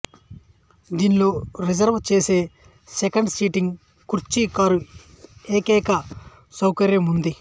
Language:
Telugu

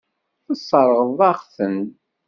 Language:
Kabyle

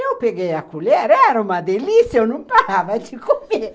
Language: Portuguese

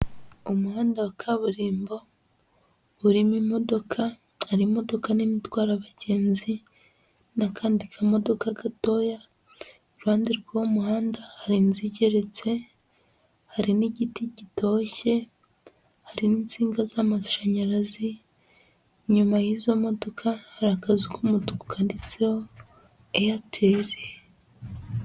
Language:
Kinyarwanda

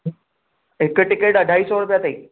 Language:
Sindhi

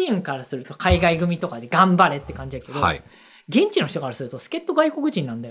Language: Japanese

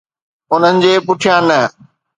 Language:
Sindhi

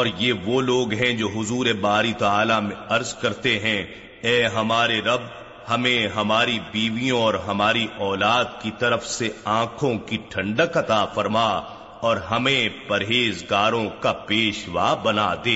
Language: Urdu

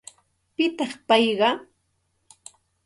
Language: Santa Ana de Tusi Pasco Quechua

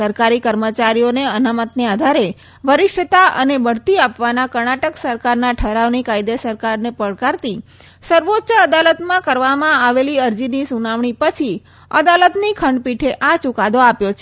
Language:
Gujarati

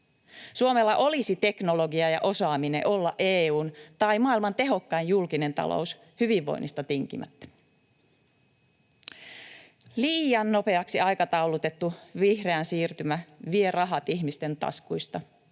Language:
Finnish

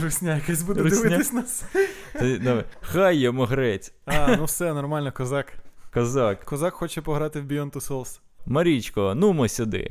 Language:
Ukrainian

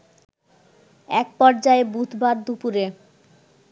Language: Bangla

